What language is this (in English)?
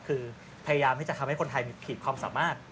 Thai